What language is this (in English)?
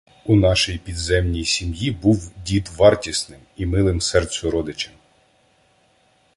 Ukrainian